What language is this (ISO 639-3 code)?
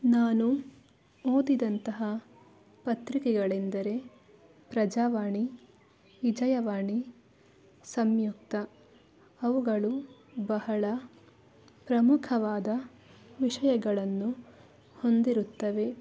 kan